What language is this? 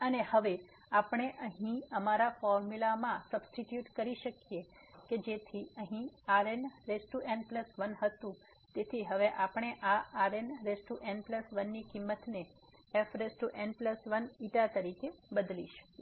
Gujarati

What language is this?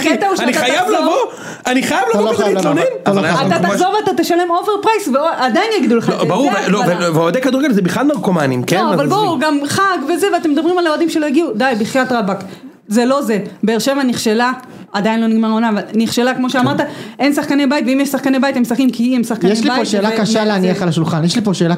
Hebrew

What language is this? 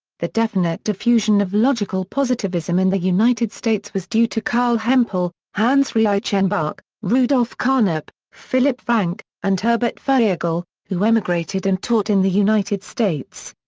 English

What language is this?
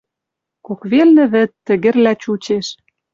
Western Mari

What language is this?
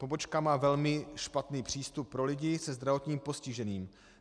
Czech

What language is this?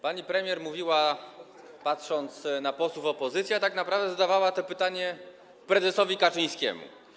Polish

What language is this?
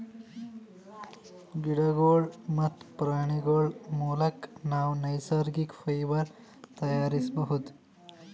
Kannada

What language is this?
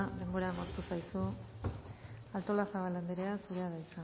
Basque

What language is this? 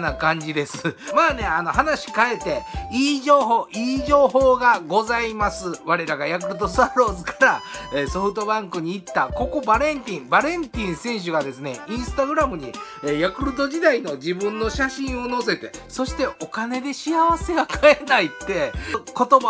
Japanese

